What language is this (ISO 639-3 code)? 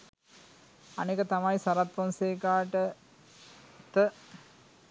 sin